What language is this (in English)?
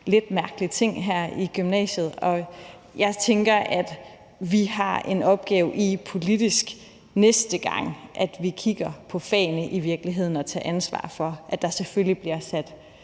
Danish